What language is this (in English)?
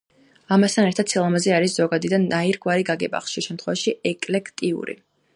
Georgian